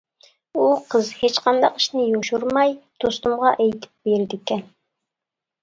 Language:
Uyghur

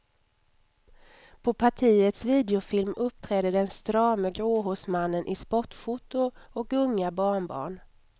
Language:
Swedish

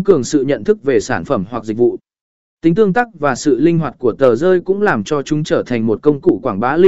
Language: Vietnamese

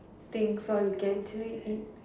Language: English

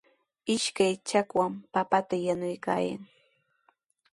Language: Sihuas Ancash Quechua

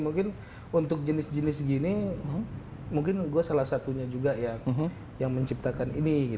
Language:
Indonesian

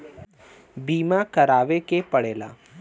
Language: Bhojpuri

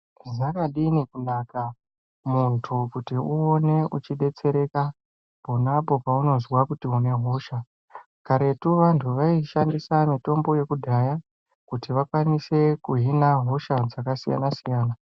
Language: Ndau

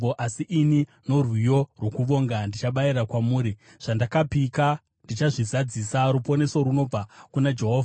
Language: Shona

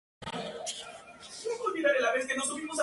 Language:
Spanish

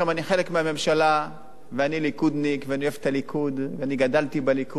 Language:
Hebrew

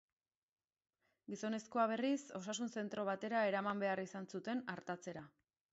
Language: Basque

